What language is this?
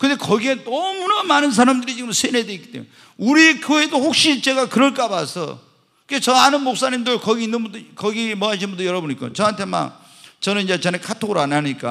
Korean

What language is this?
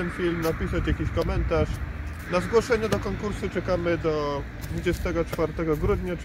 Polish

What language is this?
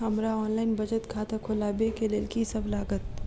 Maithili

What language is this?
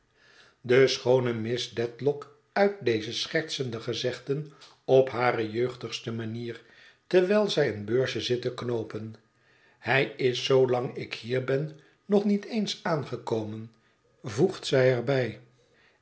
Dutch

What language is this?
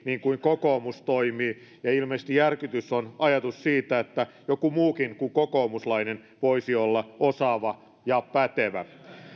Finnish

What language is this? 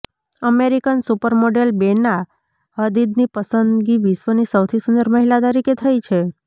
Gujarati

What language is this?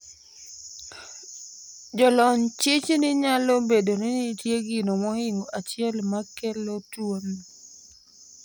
Luo (Kenya and Tanzania)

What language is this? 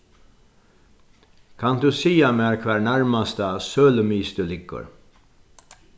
Faroese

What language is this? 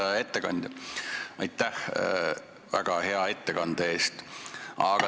Estonian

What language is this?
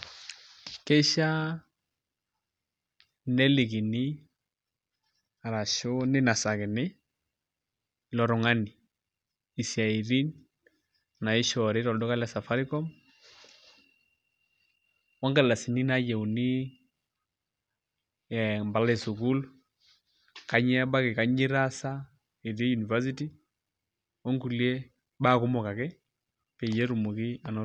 Masai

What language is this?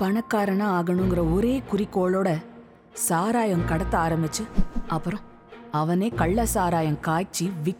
Tamil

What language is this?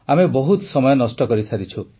Odia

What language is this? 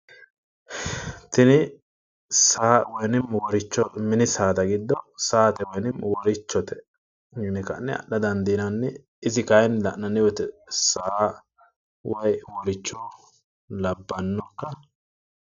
Sidamo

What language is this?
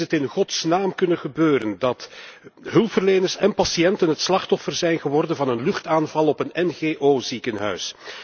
Dutch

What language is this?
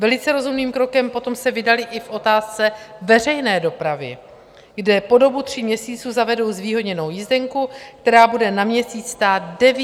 Czech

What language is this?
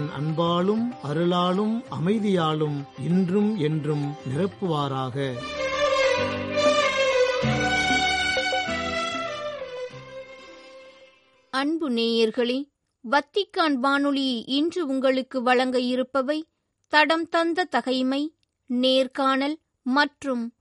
Tamil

